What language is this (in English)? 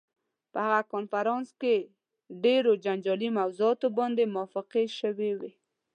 Pashto